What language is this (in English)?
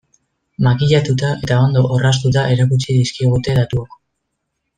Basque